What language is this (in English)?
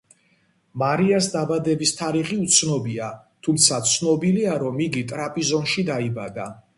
Georgian